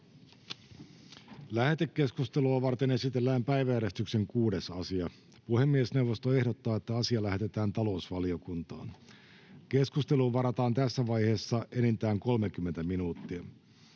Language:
Finnish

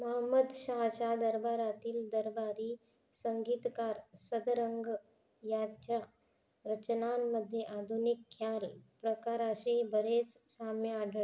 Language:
Marathi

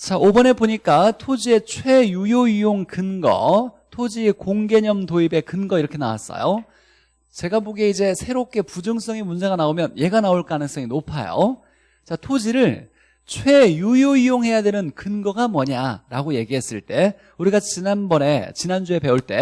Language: Korean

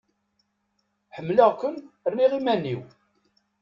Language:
Kabyle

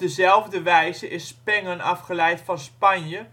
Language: Dutch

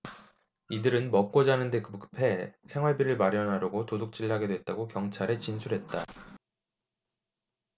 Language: Korean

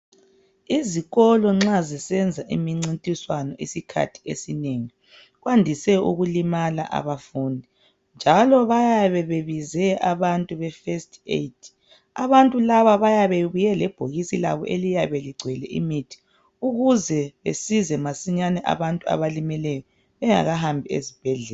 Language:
North Ndebele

